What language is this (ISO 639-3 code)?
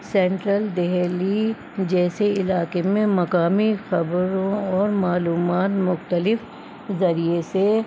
urd